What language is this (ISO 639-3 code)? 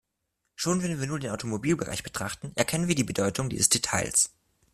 deu